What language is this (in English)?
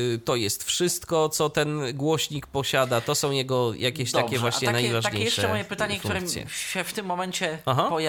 Polish